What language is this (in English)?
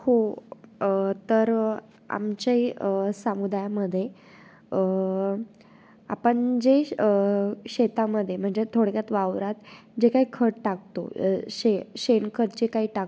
Marathi